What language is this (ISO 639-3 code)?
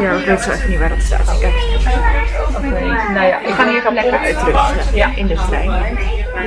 nld